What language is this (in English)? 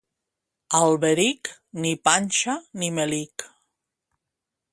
Catalan